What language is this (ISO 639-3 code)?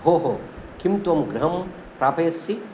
san